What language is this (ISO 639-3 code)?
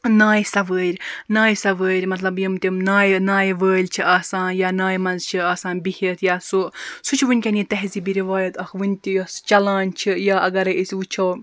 kas